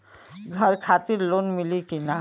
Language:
Bhojpuri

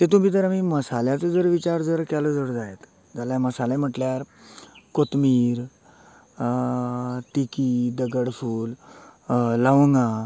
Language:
Konkani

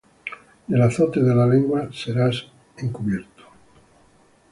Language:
Spanish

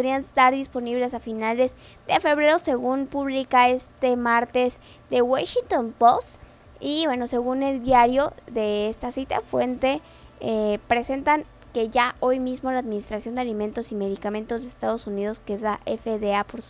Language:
Spanish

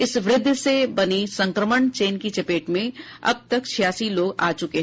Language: Hindi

